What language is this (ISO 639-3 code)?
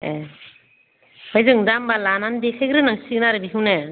brx